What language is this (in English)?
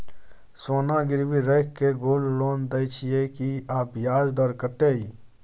Maithili